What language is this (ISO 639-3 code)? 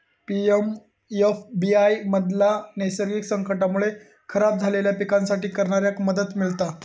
mar